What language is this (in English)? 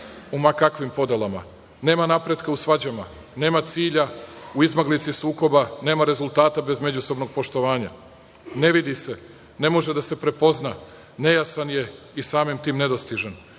Serbian